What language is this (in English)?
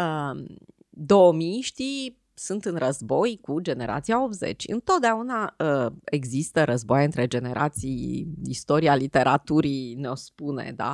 Romanian